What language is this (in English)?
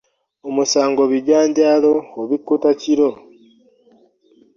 Ganda